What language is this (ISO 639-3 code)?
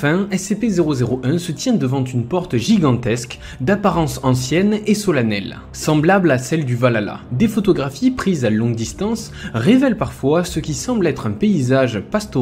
fra